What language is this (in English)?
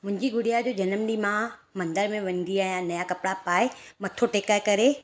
Sindhi